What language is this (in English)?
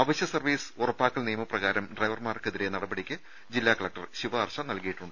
Malayalam